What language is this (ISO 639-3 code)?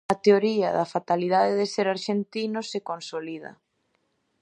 glg